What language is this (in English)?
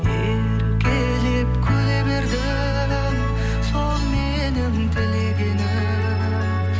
Kazakh